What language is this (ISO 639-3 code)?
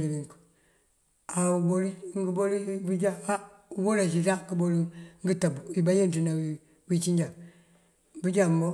mfv